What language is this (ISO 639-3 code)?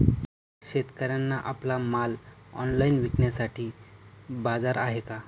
mar